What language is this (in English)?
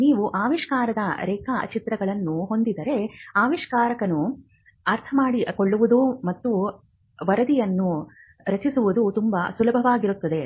Kannada